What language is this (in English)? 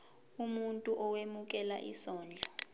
Zulu